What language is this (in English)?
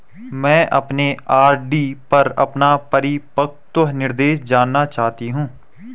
Hindi